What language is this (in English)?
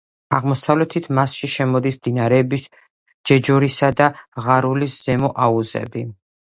Georgian